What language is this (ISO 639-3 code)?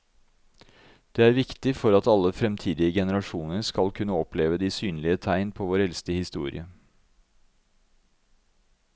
nor